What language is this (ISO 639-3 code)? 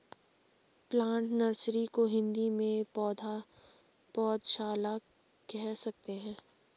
hin